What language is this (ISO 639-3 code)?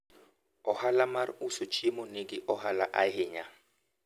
luo